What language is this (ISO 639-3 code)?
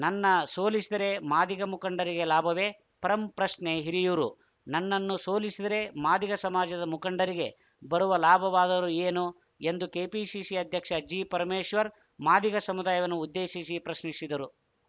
kan